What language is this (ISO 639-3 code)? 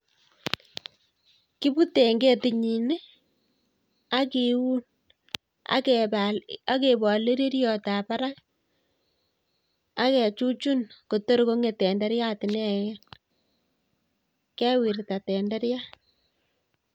kln